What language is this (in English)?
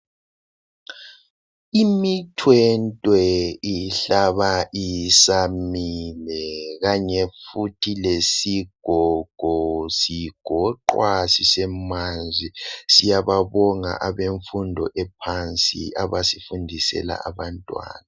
North Ndebele